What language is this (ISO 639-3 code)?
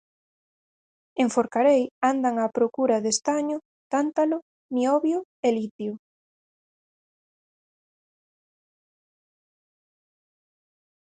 glg